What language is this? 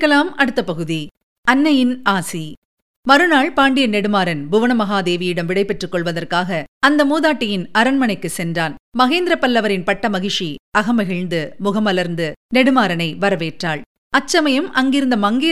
Tamil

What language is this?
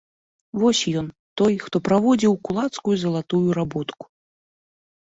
Belarusian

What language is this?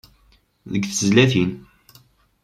Kabyle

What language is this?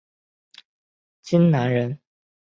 Chinese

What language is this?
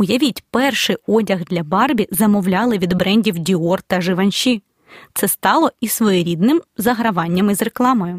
Ukrainian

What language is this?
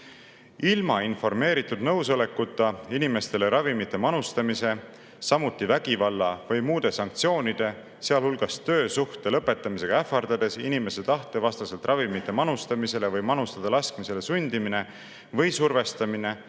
Estonian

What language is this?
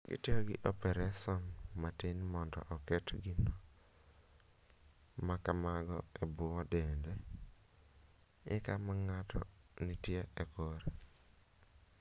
Luo (Kenya and Tanzania)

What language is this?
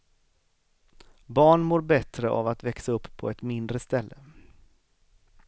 Swedish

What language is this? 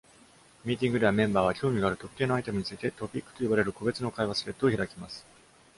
Japanese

